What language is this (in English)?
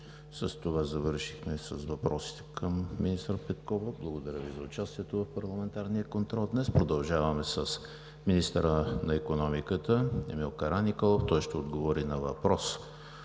Bulgarian